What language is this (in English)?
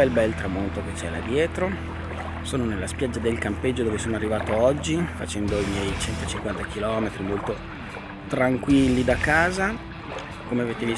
Italian